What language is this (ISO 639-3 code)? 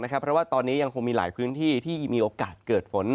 tha